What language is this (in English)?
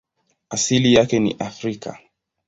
Swahili